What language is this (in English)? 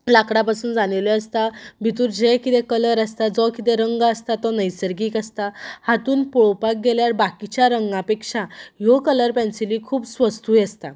Konkani